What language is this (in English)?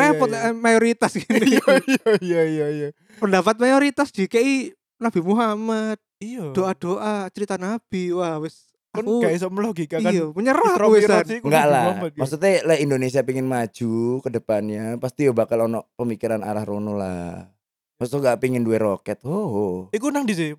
Indonesian